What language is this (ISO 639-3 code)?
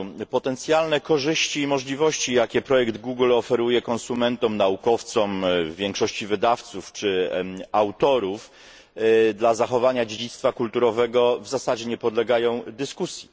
pol